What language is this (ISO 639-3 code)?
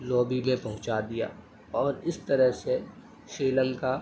urd